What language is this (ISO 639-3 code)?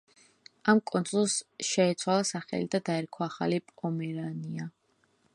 kat